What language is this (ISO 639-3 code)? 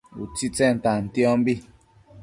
mcf